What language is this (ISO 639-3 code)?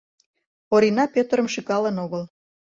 chm